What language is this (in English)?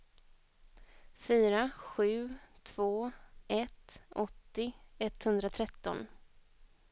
Swedish